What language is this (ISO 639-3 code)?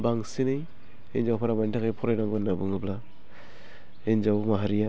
brx